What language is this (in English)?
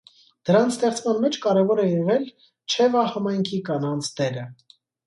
Armenian